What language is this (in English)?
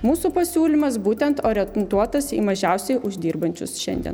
Lithuanian